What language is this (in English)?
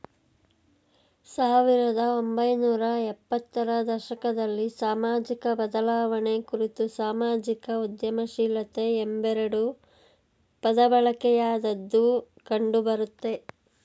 Kannada